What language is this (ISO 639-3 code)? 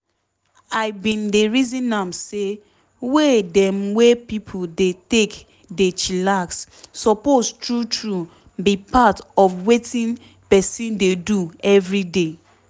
pcm